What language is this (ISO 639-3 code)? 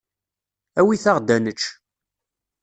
kab